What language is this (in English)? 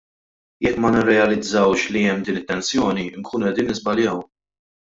Maltese